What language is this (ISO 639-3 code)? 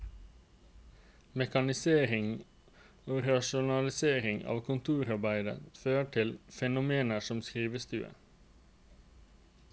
nor